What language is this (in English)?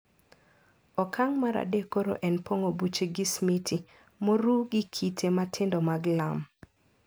Luo (Kenya and Tanzania)